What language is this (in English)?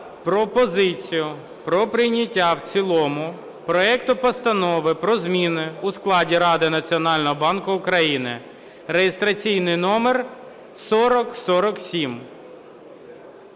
Ukrainian